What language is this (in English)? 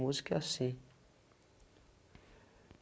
Portuguese